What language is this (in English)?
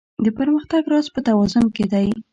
Pashto